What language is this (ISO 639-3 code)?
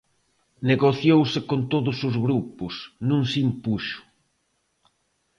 glg